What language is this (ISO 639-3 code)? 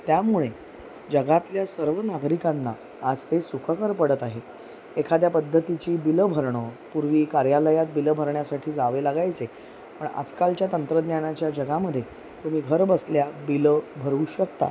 mar